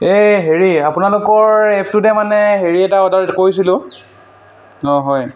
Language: Assamese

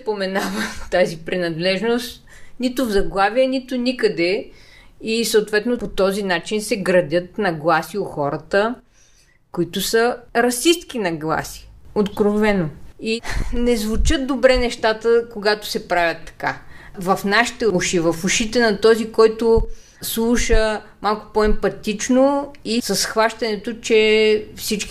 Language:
Bulgarian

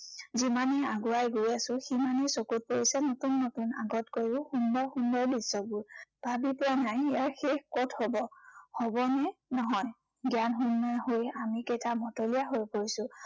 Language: Assamese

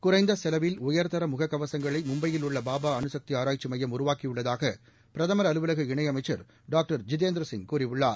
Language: Tamil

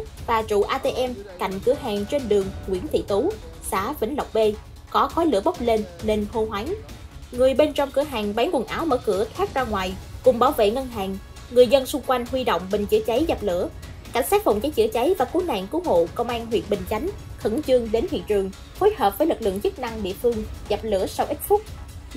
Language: Vietnamese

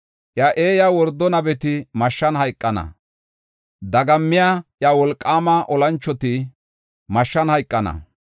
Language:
Gofa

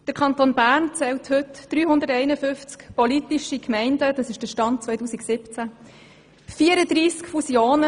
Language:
Swiss German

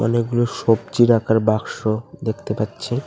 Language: Bangla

